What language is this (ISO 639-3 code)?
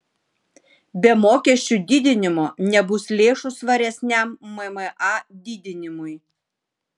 lit